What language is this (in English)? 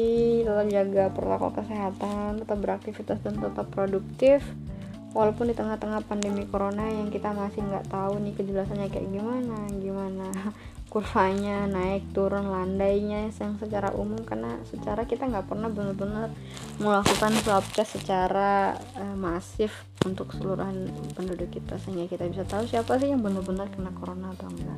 Indonesian